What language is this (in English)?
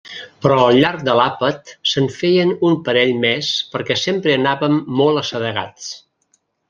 Catalan